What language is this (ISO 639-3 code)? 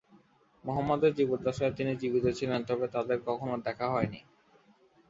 ben